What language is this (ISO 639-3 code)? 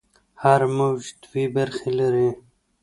pus